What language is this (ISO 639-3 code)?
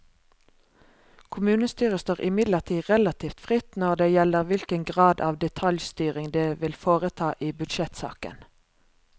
nor